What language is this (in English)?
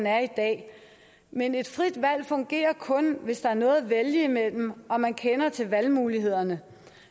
Danish